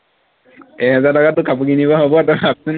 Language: Assamese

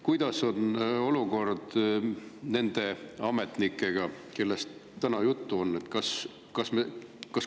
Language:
Estonian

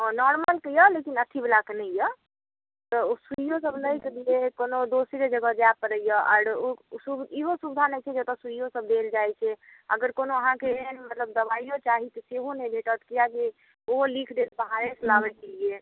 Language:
Maithili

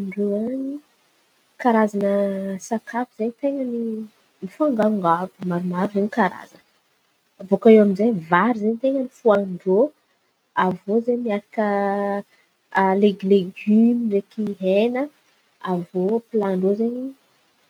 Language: Antankarana Malagasy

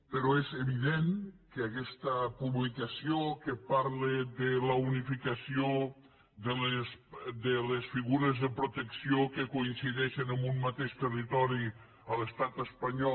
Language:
Catalan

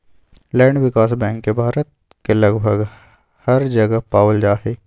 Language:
Magahi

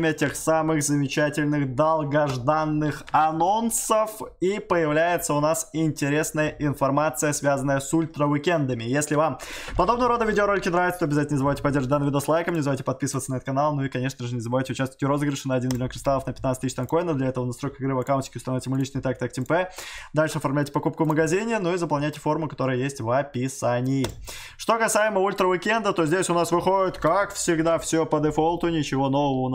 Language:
Russian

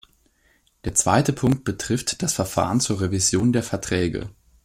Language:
German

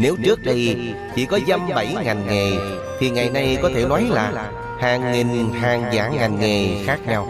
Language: Vietnamese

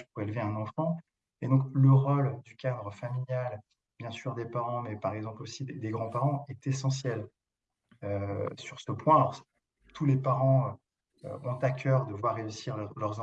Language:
French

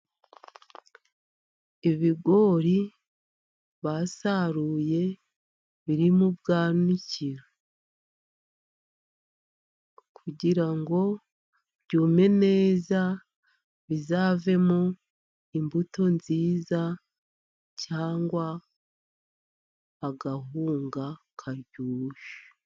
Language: Kinyarwanda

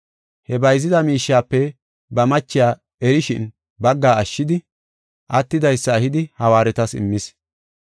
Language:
Gofa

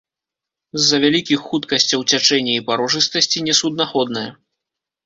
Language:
Belarusian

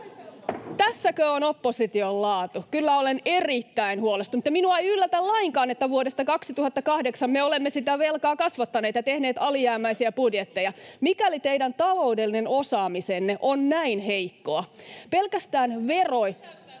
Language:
Finnish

